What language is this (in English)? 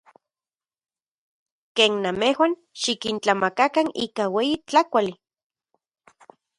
Central Puebla Nahuatl